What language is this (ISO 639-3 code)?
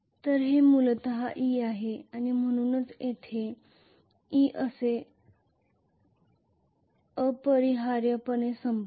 mar